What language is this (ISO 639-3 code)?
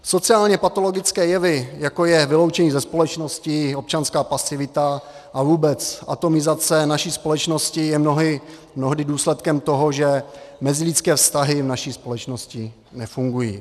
ces